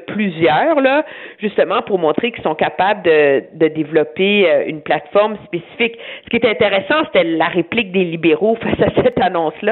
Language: French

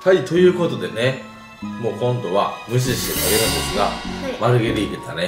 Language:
Japanese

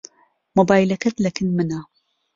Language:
Central Kurdish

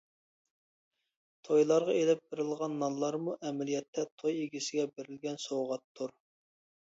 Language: Uyghur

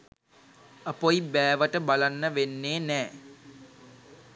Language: Sinhala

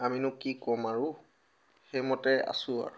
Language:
Assamese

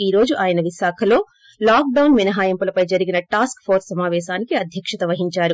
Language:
Telugu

